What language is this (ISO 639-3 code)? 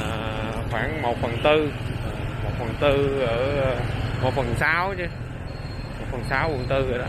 vie